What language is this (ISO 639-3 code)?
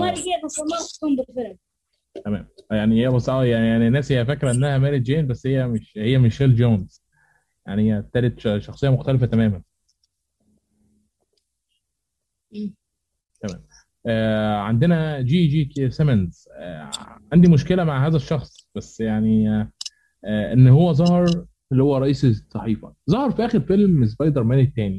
ara